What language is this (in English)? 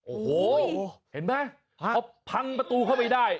Thai